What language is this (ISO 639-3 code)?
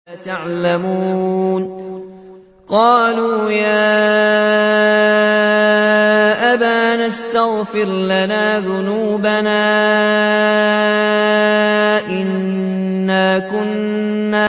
ara